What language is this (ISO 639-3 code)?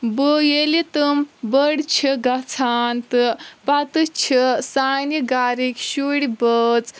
kas